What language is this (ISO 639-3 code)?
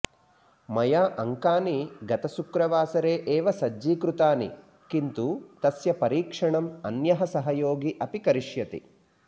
san